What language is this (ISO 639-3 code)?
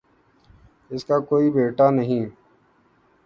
urd